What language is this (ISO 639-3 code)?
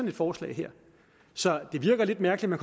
dan